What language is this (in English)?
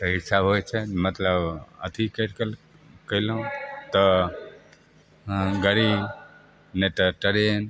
Maithili